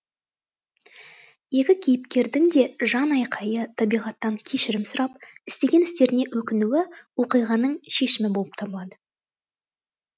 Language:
Kazakh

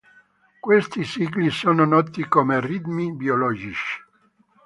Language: Italian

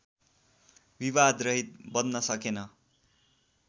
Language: Nepali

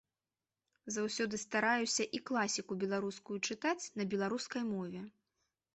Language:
Belarusian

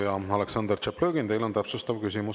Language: Estonian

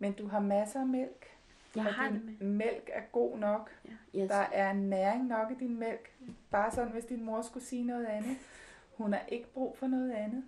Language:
Danish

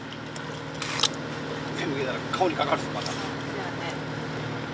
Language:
Japanese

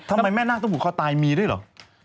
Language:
Thai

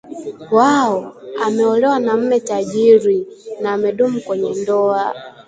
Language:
Swahili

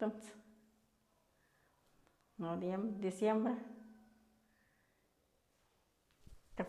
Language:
Mazatlán Mixe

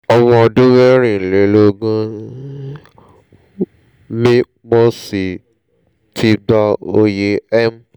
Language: Yoruba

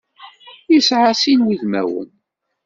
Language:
Kabyle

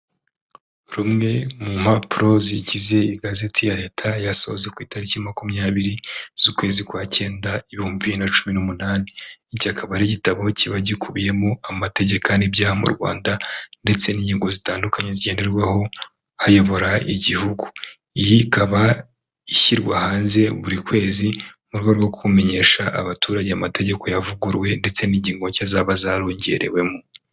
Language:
Kinyarwanda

